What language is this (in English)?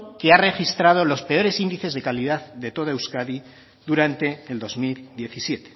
Spanish